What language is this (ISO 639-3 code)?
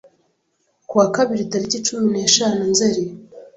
kin